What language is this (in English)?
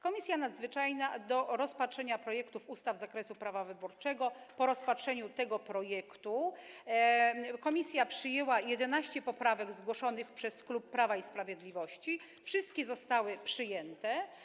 Polish